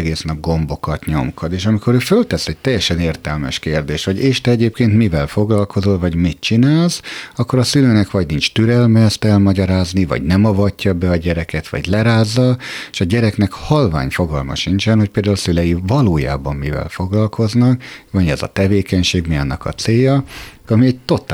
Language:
Hungarian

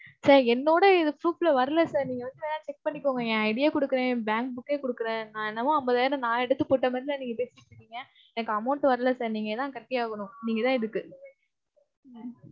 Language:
Tamil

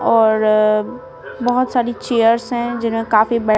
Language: Hindi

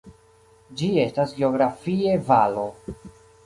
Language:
Esperanto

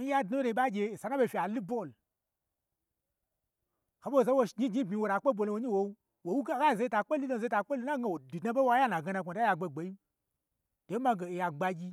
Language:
Gbagyi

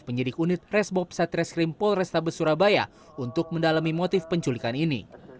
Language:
Indonesian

